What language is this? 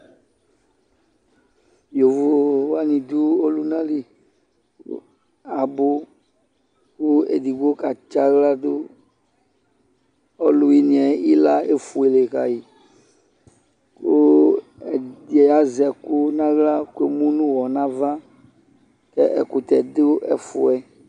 Ikposo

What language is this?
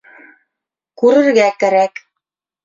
Bashkir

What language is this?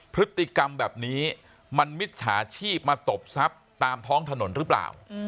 Thai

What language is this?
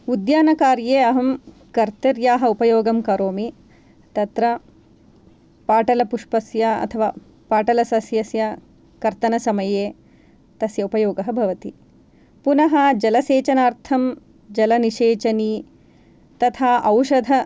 Sanskrit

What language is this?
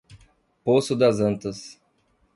Portuguese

